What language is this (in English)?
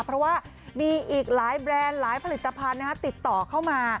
Thai